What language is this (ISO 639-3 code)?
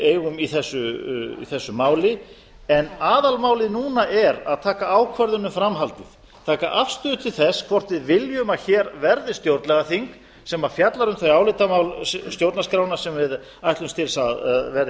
isl